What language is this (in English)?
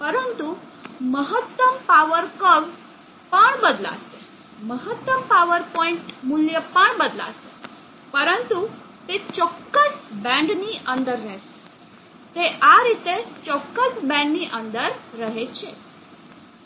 Gujarati